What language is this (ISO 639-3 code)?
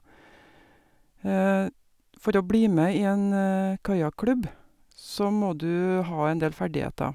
nor